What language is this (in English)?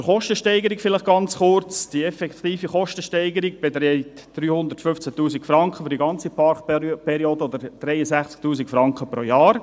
Swiss German